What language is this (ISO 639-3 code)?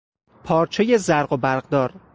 fas